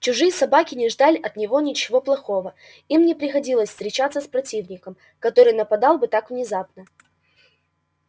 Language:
Russian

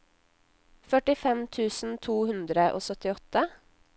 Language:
Norwegian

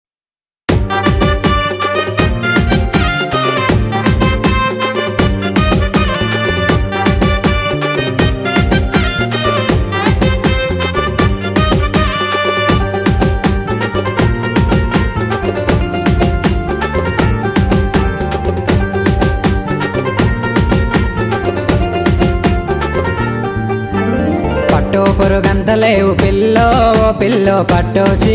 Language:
Turkish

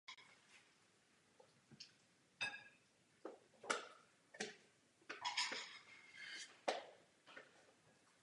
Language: Czech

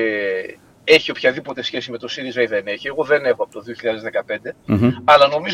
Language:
Greek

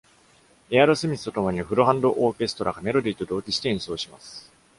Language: Japanese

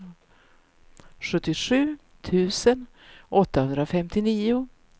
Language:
Swedish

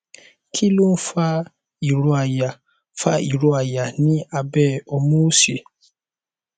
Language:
Yoruba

